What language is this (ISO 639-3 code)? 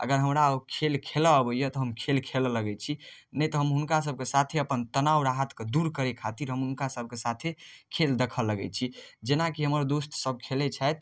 mai